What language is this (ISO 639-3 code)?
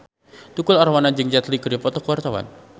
sun